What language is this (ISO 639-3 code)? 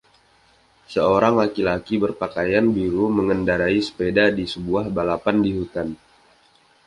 ind